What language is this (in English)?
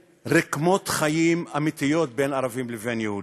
Hebrew